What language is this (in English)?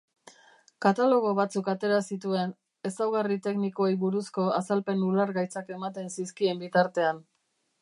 Basque